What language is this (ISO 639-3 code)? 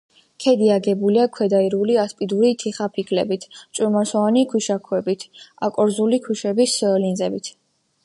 kat